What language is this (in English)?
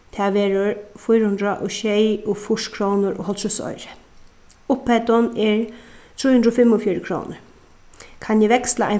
Faroese